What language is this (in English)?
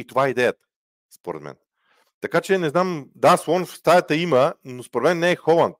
Bulgarian